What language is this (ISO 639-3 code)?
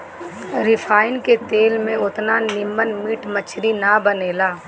bho